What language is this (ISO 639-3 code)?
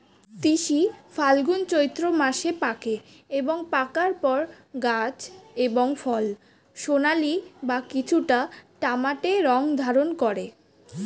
ben